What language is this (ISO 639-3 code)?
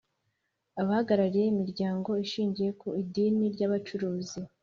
kin